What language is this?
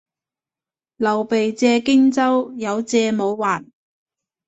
Cantonese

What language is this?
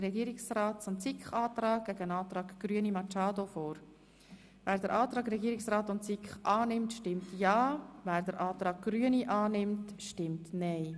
Swiss German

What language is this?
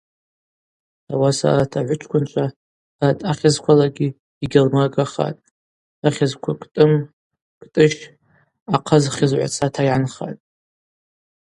Abaza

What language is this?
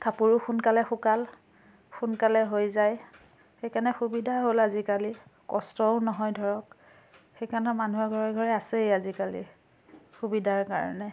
Assamese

